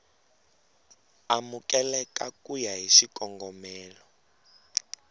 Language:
Tsonga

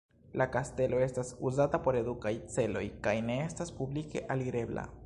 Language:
Esperanto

